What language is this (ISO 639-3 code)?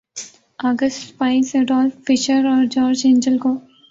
urd